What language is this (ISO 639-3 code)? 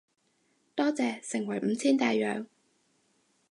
yue